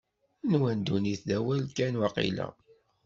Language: Kabyle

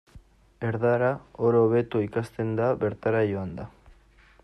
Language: Basque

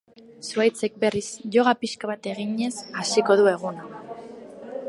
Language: Basque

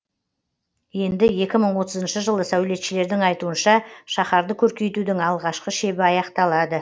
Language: Kazakh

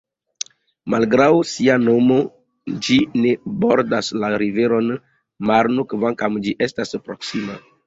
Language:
Esperanto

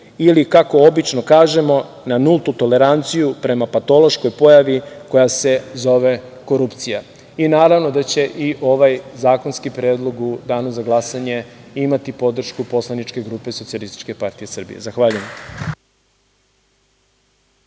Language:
Serbian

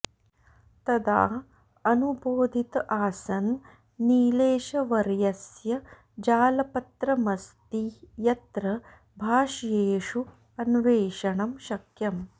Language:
Sanskrit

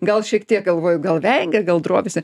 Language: Lithuanian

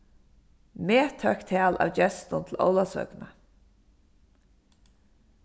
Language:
Faroese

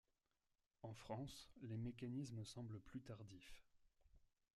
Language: French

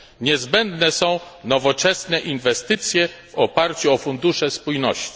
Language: Polish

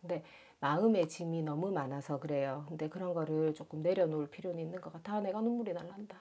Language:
Korean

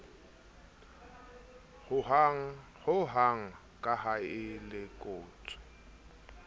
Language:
Southern Sotho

